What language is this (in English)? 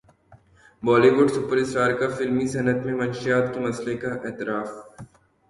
Urdu